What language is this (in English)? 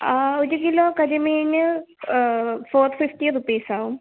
Malayalam